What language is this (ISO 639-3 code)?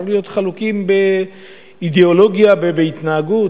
heb